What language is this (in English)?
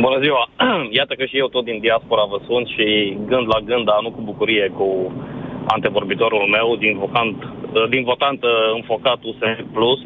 Romanian